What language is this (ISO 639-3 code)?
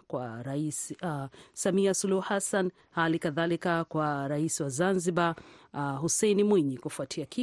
swa